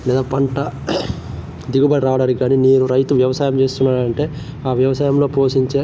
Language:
Telugu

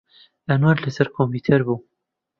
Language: Central Kurdish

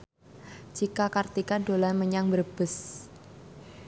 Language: Javanese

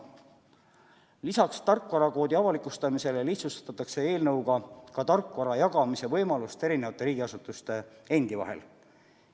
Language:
Estonian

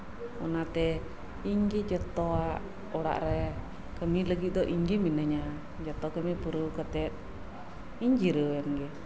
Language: Santali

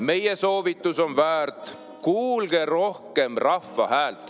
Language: Estonian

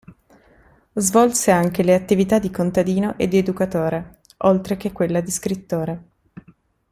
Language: Italian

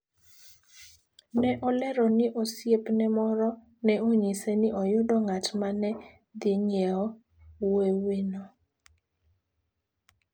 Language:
Luo (Kenya and Tanzania)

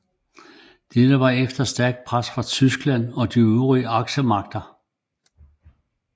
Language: Danish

